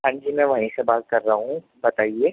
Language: Urdu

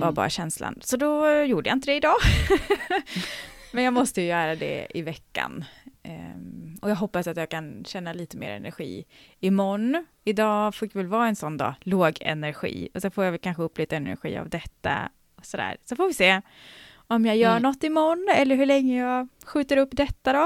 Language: Swedish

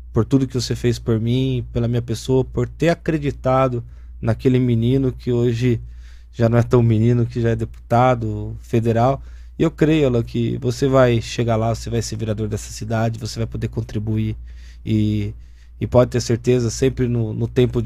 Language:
Portuguese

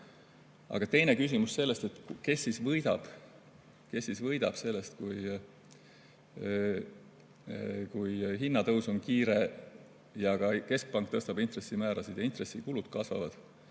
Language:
Estonian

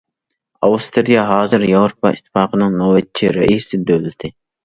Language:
Uyghur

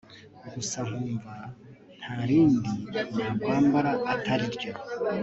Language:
Kinyarwanda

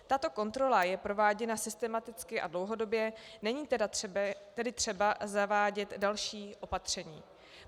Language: Czech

